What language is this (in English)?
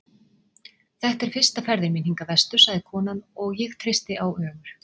Icelandic